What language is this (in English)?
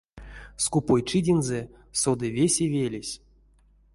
Erzya